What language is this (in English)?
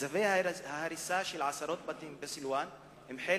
Hebrew